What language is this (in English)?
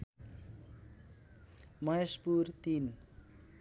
Nepali